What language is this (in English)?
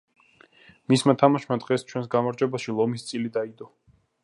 Georgian